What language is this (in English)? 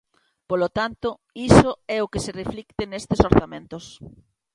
Galician